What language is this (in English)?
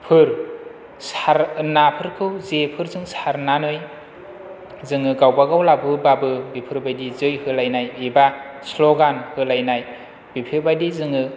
Bodo